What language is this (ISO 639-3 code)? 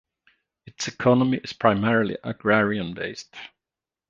eng